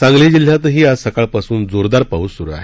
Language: Marathi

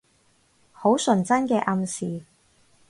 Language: Cantonese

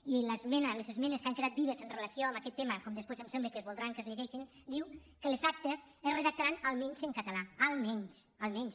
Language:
Catalan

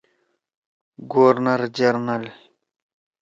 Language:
Torwali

